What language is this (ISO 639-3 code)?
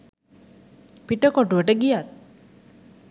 sin